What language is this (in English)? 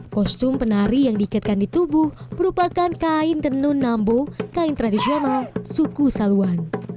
Indonesian